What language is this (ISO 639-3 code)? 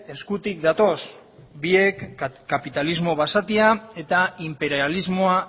eus